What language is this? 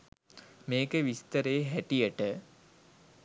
Sinhala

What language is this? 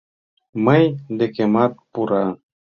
Mari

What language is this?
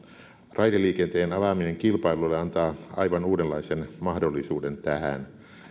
Finnish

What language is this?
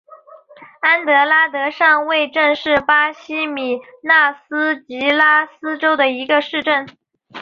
Chinese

